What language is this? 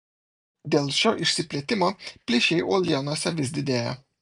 Lithuanian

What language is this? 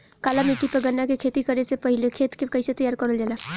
Bhojpuri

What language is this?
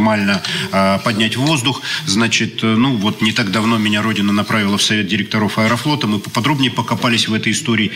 Russian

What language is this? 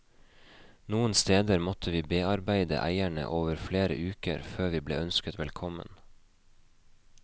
Norwegian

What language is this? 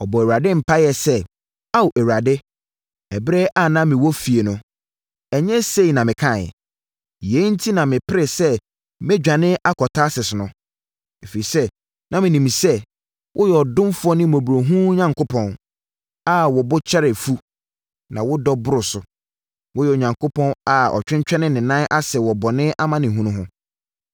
Akan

